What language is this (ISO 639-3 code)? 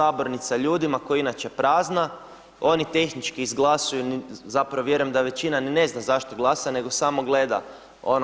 hrv